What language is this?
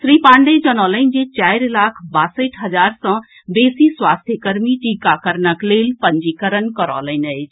Maithili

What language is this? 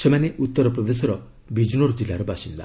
Odia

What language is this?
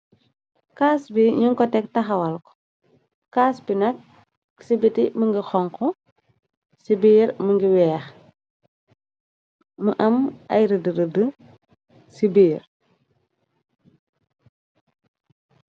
Wolof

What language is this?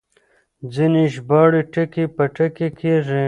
Pashto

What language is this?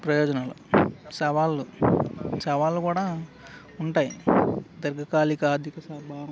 Telugu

